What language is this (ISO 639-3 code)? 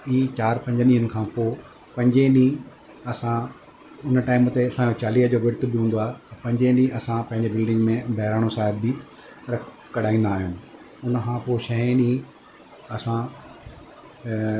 snd